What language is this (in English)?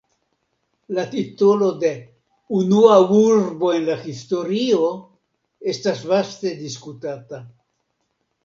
Esperanto